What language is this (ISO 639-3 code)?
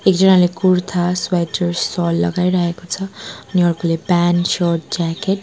nep